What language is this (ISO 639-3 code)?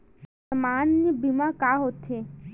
hne